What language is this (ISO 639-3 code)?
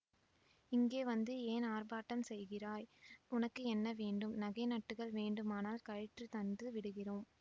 tam